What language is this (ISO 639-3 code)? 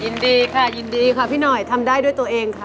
tha